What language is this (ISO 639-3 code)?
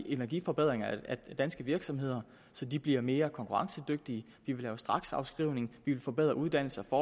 dan